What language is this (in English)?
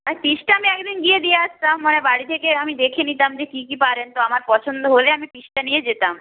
Bangla